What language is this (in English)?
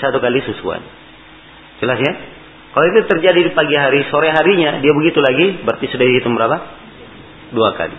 Malay